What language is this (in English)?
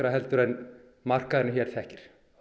Icelandic